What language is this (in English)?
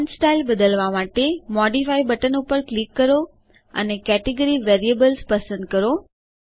Gujarati